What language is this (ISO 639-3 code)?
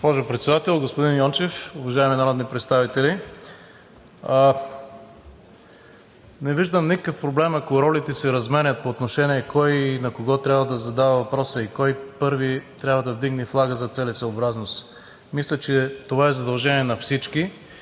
bul